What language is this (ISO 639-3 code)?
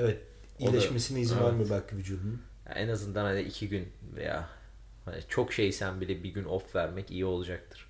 tur